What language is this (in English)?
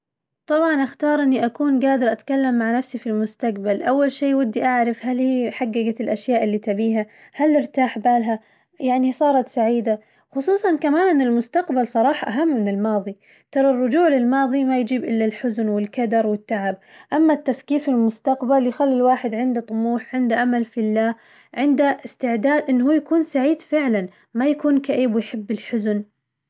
Najdi Arabic